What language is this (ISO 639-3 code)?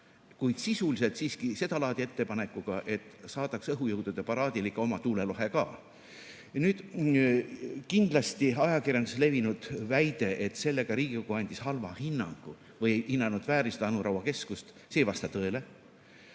est